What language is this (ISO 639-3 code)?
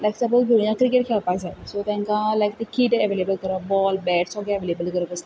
kok